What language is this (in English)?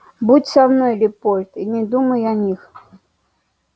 Russian